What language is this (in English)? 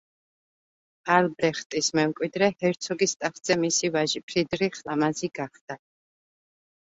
Georgian